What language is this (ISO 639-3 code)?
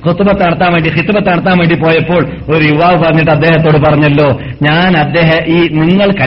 mal